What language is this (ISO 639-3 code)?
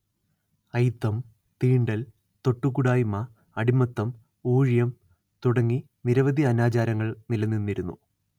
mal